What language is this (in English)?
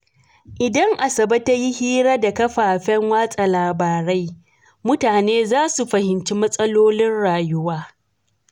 Hausa